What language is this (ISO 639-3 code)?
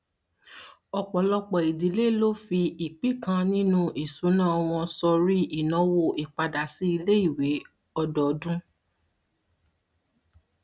yor